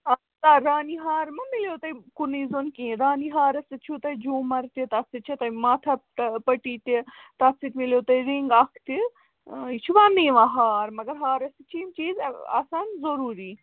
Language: Kashmiri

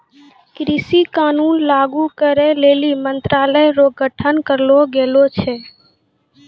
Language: Maithili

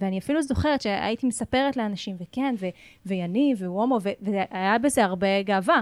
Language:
Hebrew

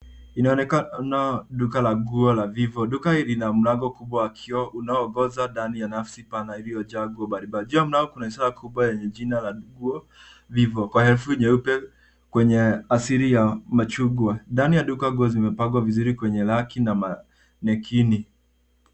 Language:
Swahili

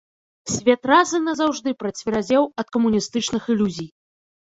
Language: Belarusian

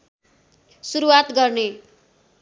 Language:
Nepali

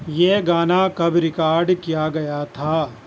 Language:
Urdu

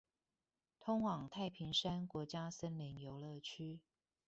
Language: Chinese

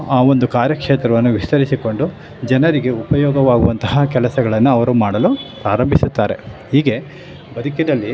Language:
Kannada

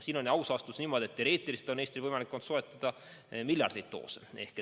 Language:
Estonian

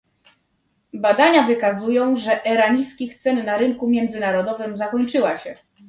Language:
Polish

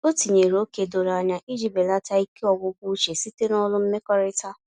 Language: Igbo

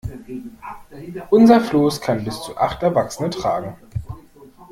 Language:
German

